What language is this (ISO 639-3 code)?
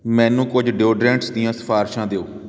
pan